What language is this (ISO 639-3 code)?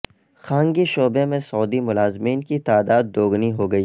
urd